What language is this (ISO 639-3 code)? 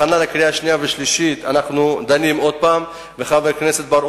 heb